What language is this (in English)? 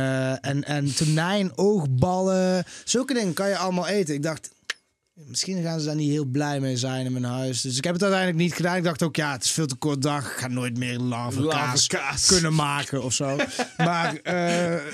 Dutch